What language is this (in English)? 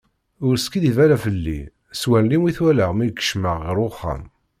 Kabyle